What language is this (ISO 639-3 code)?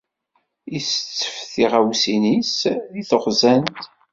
kab